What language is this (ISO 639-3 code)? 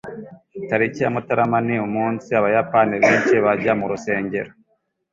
kin